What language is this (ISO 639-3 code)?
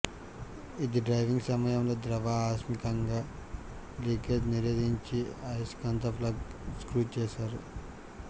tel